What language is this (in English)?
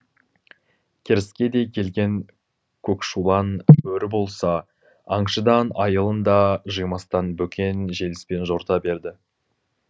Kazakh